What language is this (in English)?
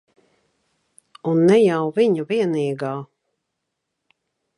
Latvian